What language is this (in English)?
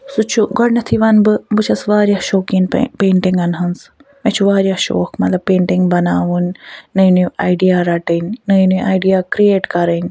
Kashmiri